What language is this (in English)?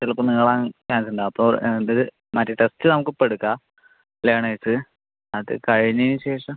Malayalam